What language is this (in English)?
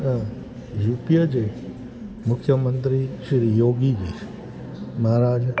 Sindhi